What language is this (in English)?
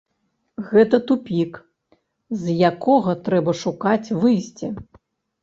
Belarusian